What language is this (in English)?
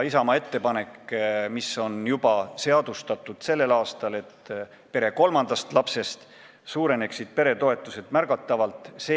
Estonian